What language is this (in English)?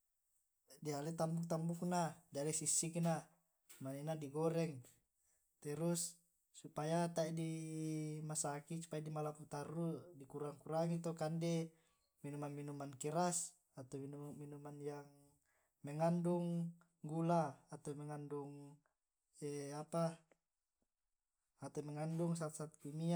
Tae'